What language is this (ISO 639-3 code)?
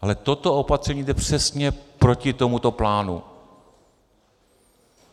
ces